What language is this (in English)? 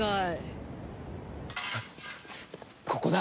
Japanese